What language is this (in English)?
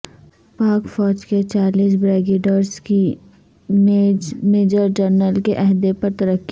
Urdu